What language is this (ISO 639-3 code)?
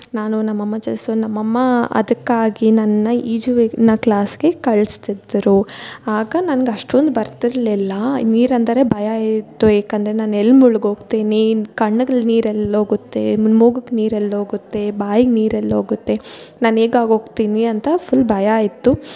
kan